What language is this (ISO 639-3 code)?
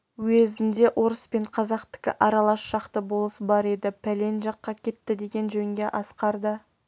kaz